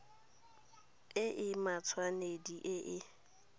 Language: Tswana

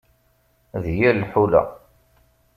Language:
Kabyle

